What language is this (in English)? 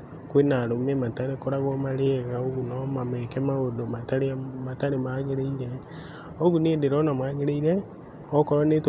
Kikuyu